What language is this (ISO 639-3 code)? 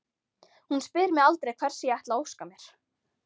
isl